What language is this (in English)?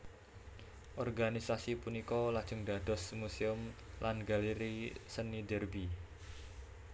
Javanese